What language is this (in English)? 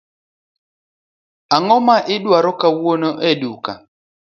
Luo (Kenya and Tanzania)